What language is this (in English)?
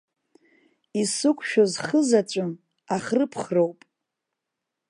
Abkhazian